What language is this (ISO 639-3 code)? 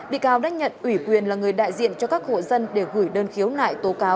vie